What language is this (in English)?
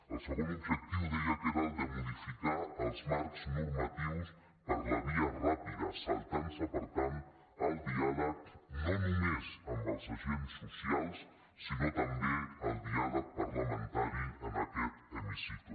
Catalan